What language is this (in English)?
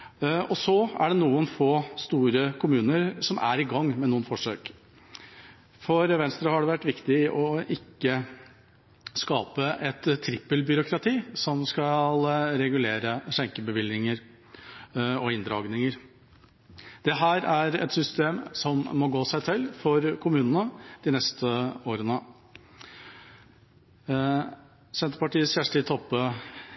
Norwegian Bokmål